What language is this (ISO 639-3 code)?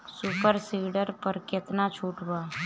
bho